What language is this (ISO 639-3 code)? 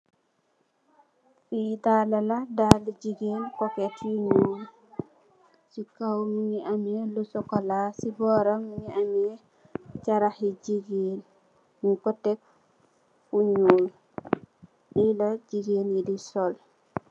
wol